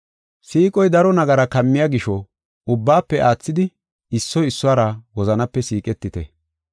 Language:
Gofa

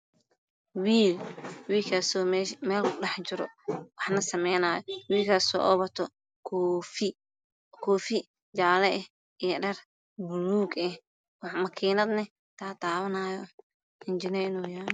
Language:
Somali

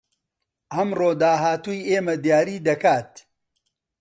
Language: Central Kurdish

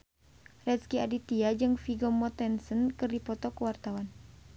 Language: Sundanese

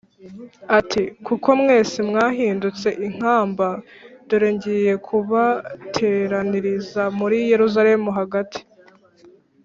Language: Kinyarwanda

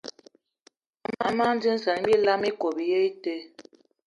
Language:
Eton (Cameroon)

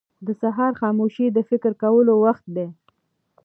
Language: Pashto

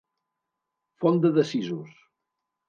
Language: Catalan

